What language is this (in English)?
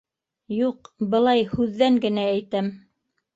Bashkir